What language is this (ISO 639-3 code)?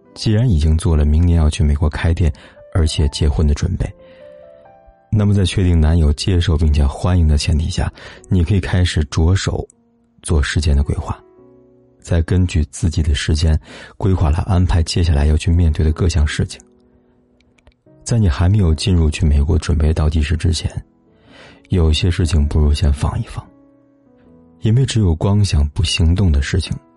zho